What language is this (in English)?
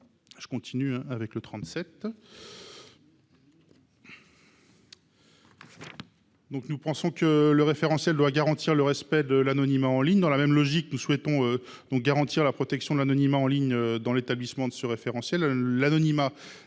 French